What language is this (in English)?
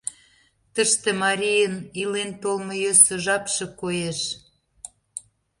Mari